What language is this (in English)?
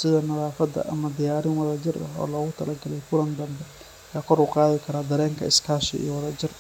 Somali